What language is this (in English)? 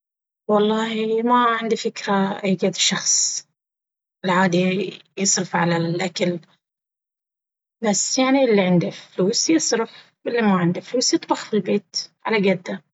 Baharna Arabic